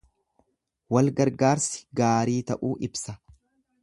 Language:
Oromo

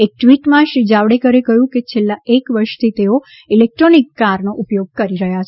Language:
Gujarati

